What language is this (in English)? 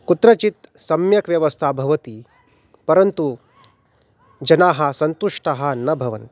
Sanskrit